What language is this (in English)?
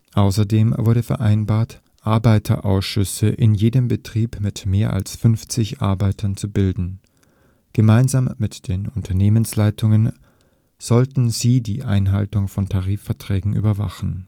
German